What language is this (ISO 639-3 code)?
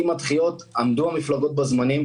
heb